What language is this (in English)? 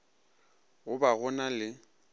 Northern Sotho